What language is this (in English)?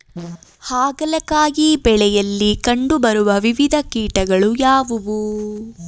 Kannada